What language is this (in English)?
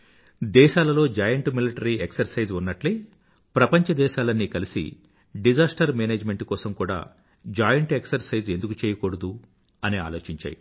Telugu